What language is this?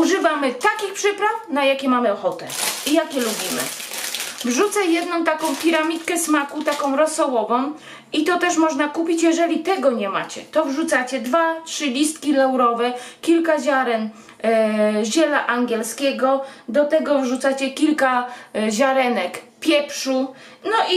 Polish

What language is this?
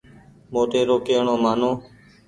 Goaria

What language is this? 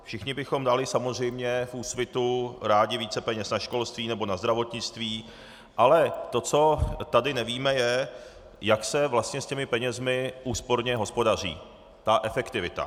Czech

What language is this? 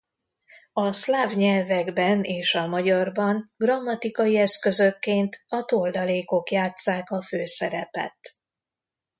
Hungarian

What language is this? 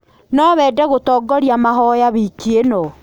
Kikuyu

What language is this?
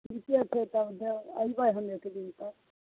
Maithili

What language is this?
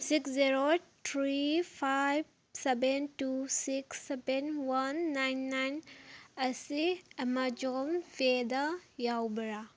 Manipuri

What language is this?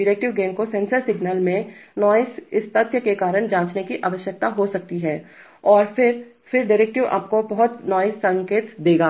Hindi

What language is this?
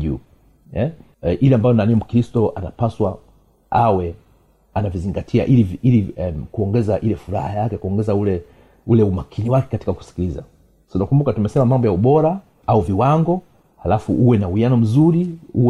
Swahili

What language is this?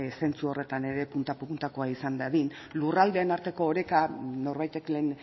Basque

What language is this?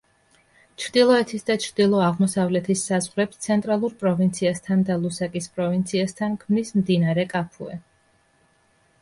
Georgian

